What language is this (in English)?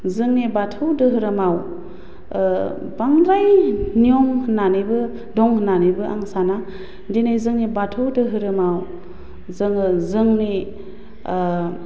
Bodo